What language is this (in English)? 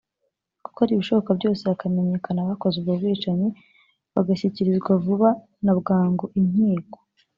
Kinyarwanda